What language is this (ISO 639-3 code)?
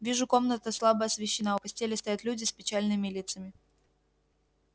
rus